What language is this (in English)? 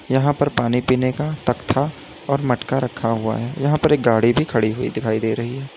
Hindi